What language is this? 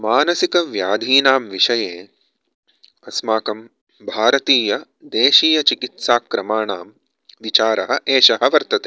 Sanskrit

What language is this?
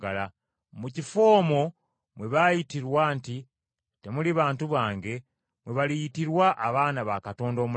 Ganda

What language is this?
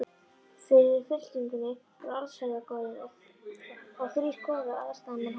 Icelandic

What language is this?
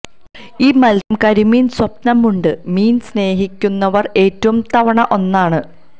Malayalam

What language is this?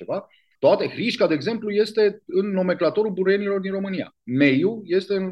Romanian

